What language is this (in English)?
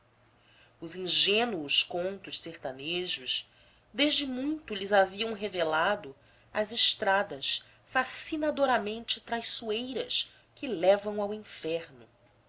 Portuguese